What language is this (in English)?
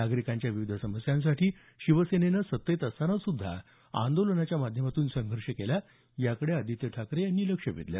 Marathi